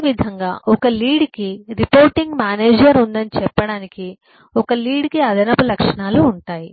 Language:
Telugu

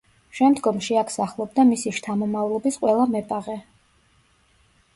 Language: Georgian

